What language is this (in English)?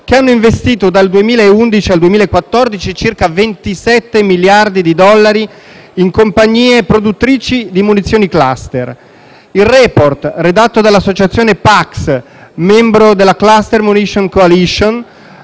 Italian